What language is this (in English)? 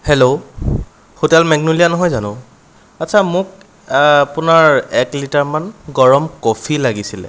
Assamese